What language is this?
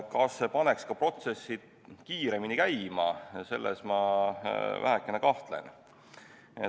Estonian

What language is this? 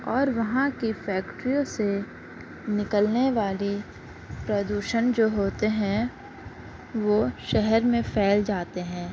Urdu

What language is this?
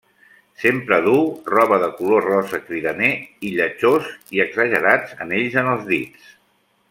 Catalan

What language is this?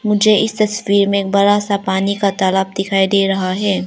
Hindi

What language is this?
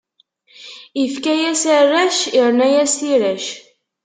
Kabyle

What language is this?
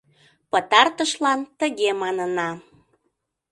Mari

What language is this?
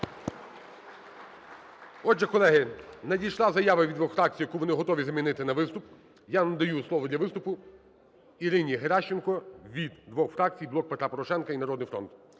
Ukrainian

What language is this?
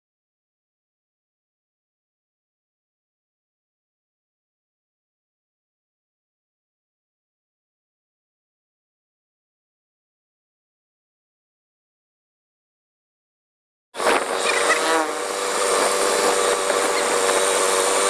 Indonesian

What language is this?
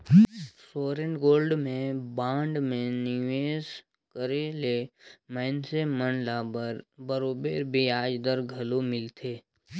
Chhattisgarhi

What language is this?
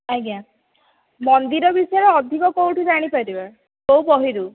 Odia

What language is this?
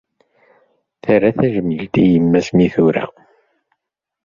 Kabyle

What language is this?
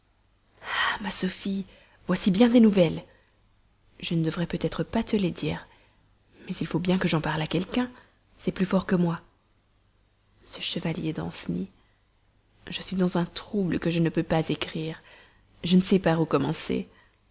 French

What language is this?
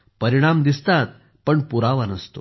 Marathi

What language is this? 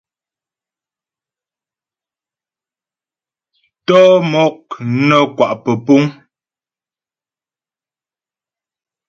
Ghomala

